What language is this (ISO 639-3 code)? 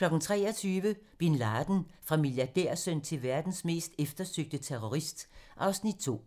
dan